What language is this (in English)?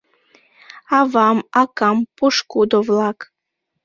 Mari